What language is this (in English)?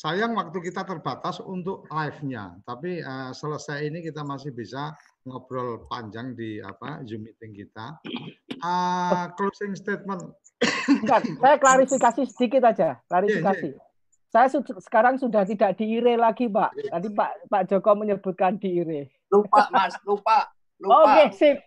Indonesian